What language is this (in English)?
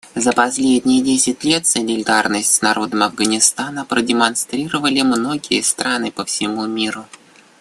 Russian